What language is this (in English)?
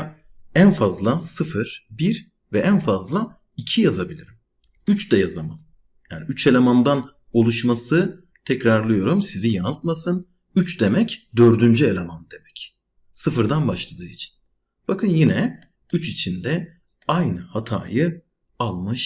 Turkish